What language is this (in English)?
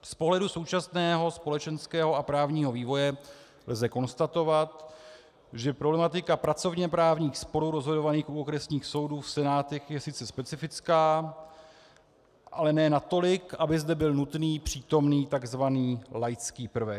Czech